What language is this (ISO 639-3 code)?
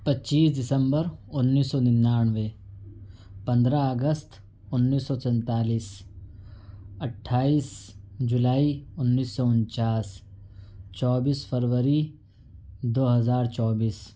urd